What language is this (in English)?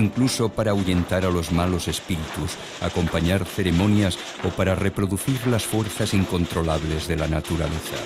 Spanish